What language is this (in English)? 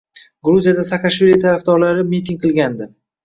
Uzbek